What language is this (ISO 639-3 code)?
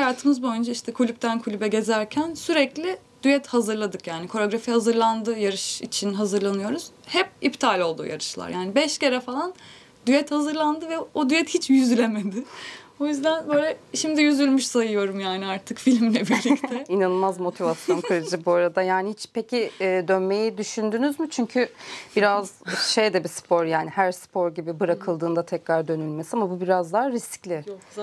tur